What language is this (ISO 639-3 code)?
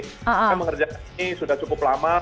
ind